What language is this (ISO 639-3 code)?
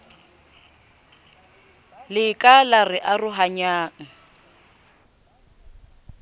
sot